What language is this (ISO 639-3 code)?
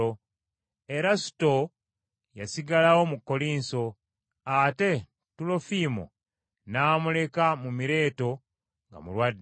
lug